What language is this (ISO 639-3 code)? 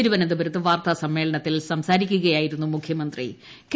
mal